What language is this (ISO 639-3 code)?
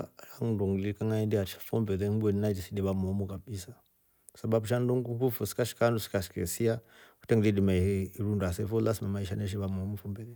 rof